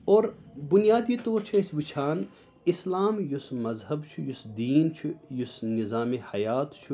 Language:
Kashmiri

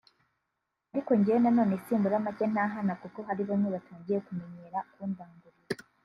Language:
Kinyarwanda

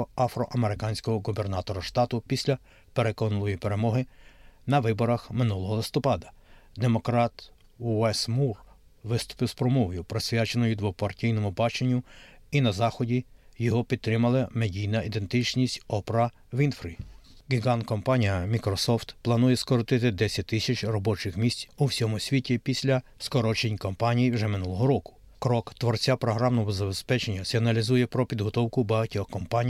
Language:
Ukrainian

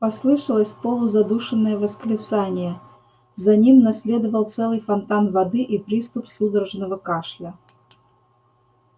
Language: Russian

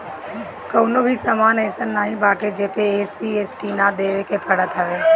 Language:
Bhojpuri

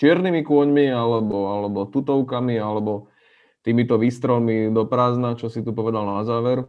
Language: Slovak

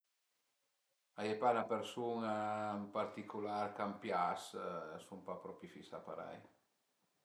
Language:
Piedmontese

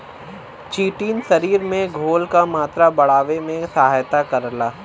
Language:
Bhojpuri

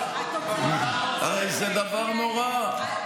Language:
Hebrew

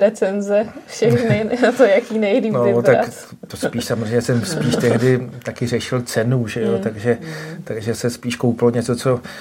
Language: Czech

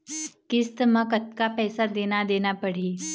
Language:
Chhattisgarhi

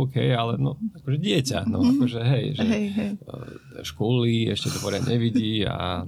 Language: Slovak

